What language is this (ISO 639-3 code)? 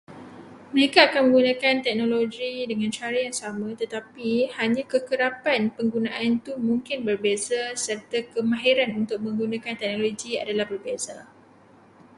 msa